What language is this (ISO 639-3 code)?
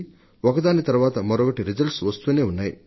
tel